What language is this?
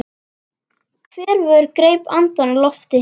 Icelandic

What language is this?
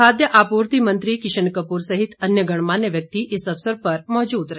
Hindi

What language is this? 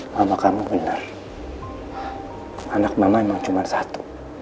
Indonesian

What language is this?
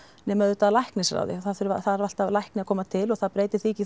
Icelandic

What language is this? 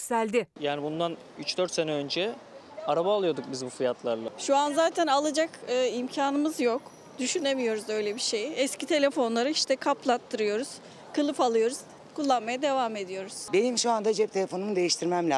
Turkish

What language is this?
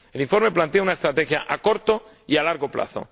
Spanish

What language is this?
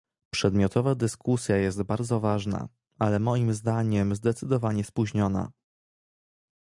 Polish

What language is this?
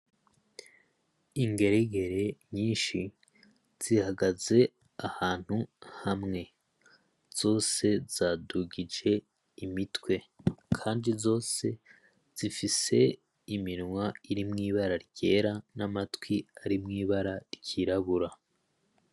Rundi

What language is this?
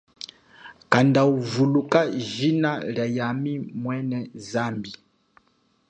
Chokwe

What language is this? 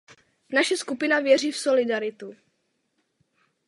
Czech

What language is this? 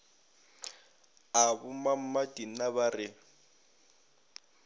Northern Sotho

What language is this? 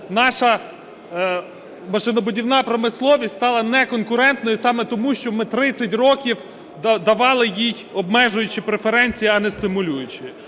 Ukrainian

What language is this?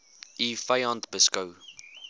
Afrikaans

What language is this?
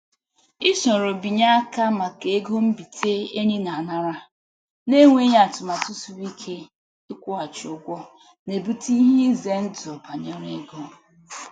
Igbo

